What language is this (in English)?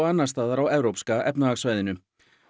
Icelandic